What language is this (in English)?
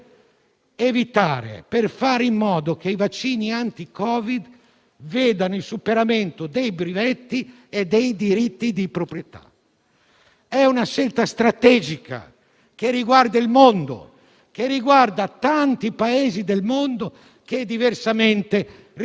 Italian